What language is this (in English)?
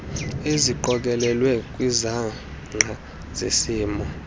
Xhosa